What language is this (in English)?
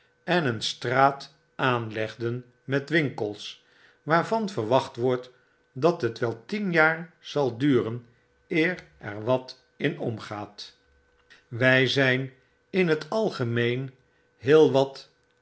Dutch